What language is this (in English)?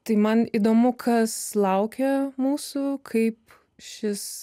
Lithuanian